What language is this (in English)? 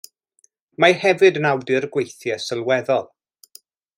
Welsh